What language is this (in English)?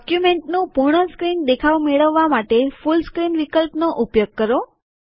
Gujarati